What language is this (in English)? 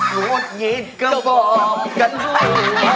Thai